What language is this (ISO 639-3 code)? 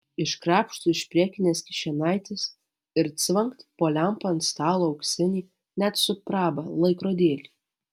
lit